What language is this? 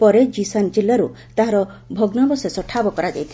Odia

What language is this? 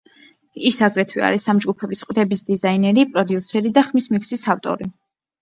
Georgian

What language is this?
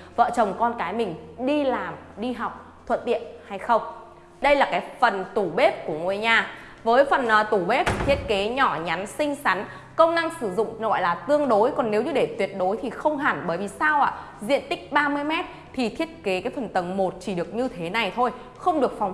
Vietnamese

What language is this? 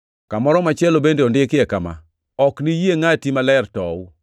Luo (Kenya and Tanzania)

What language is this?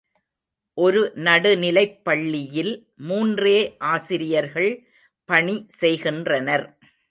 Tamil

